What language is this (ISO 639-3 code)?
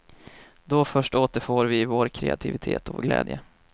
swe